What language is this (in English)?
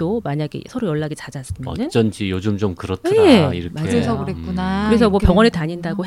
Korean